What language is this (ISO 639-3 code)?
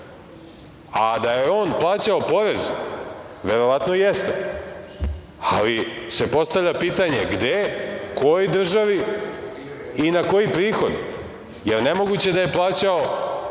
srp